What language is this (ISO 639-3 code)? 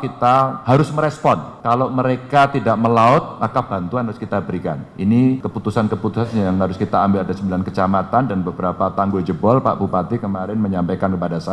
ind